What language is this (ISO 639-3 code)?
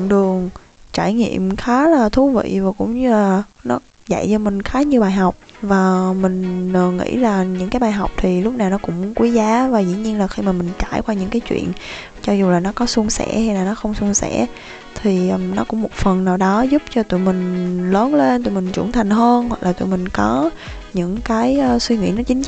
vie